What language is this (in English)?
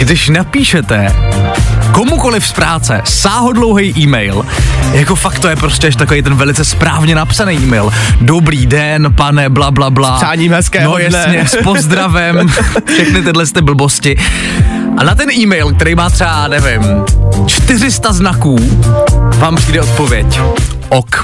Czech